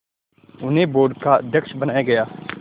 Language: Hindi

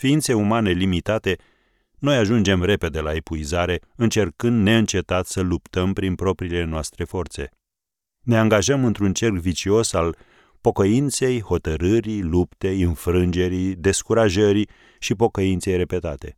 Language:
Romanian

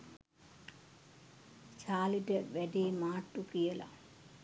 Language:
Sinhala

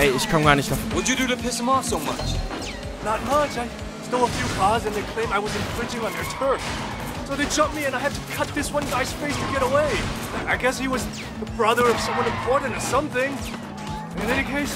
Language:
German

